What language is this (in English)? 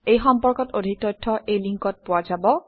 Assamese